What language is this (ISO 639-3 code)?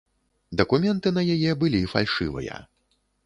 bel